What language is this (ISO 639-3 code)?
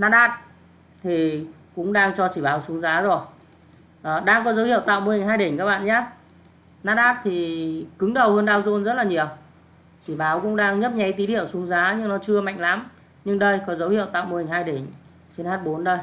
vie